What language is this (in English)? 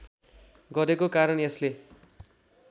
Nepali